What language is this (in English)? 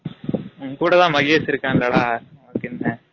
Tamil